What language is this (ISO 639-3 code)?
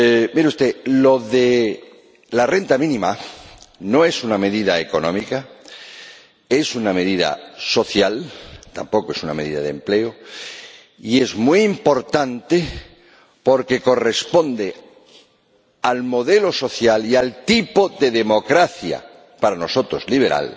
spa